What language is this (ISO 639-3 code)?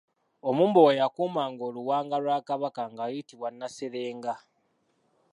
lug